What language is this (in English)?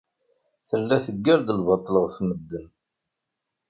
Kabyle